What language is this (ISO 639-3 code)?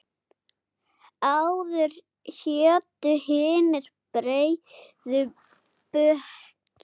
isl